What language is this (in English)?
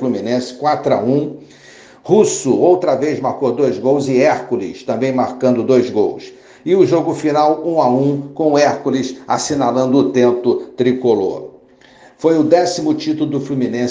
Portuguese